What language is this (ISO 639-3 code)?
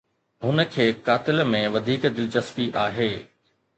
snd